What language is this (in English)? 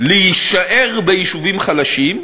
Hebrew